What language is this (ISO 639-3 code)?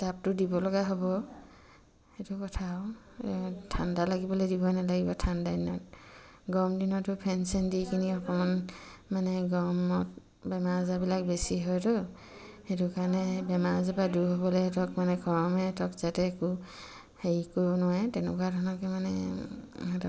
asm